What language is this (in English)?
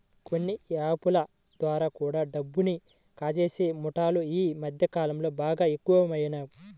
Telugu